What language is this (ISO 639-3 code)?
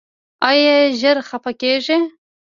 pus